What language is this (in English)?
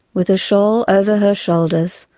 English